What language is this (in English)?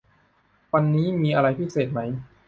Thai